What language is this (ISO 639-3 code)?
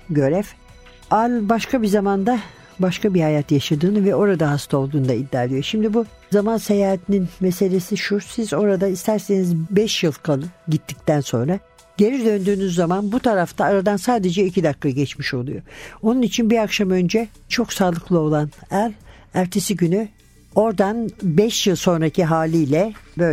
tur